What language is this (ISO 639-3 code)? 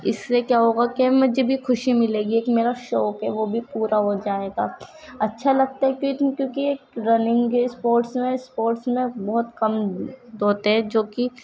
urd